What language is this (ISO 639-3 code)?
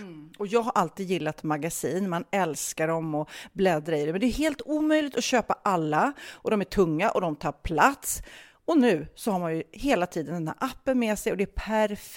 swe